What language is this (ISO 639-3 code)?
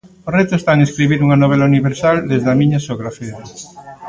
glg